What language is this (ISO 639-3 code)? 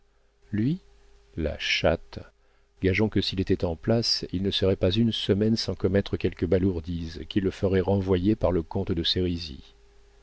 fra